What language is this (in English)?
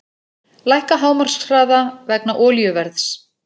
Icelandic